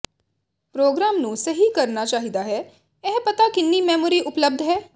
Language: Punjabi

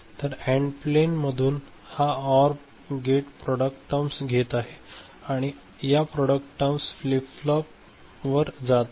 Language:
Marathi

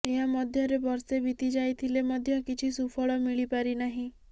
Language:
Odia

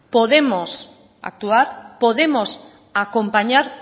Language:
Spanish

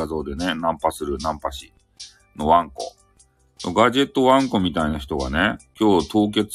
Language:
Japanese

